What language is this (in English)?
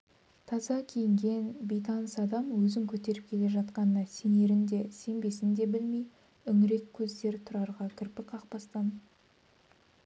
Kazakh